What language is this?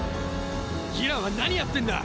Japanese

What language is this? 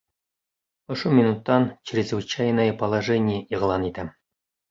Bashkir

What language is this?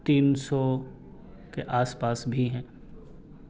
Urdu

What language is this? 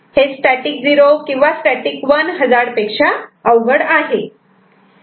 Marathi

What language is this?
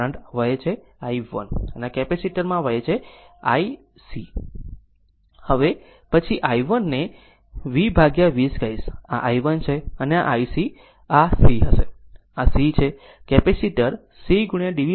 Gujarati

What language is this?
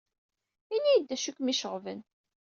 Kabyle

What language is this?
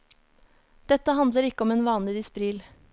Norwegian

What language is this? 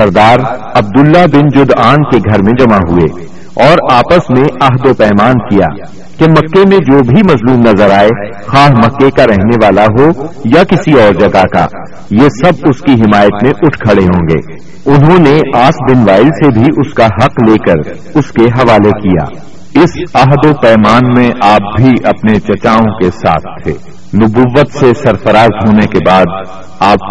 Urdu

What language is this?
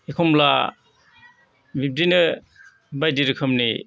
Bodo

